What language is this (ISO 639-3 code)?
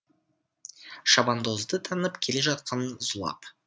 kaz